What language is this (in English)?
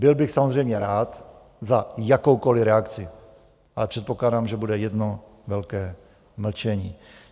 Czech